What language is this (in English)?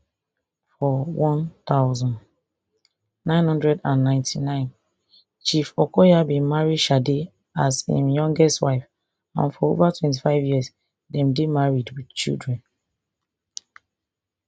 Nigerian Pidgin